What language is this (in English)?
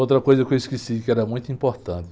Portuguese